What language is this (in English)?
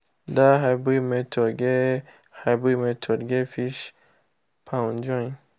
Nigerian Pidgin